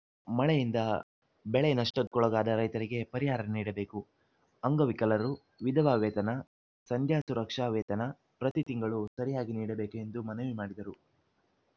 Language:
Kannada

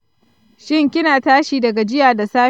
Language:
Hausa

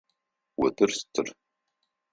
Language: Adyghe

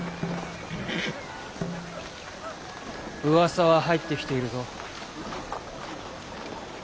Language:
Japanese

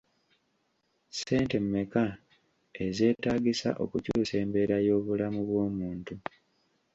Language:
Ganda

